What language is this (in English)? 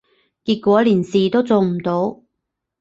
Cantonese